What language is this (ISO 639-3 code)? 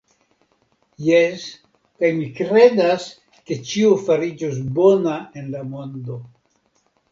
epo